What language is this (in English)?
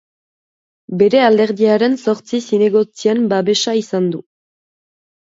Basque